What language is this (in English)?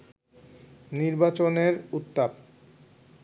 Bangla